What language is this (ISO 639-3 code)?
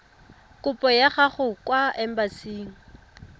tsn